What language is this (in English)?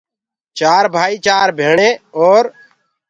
Gurgula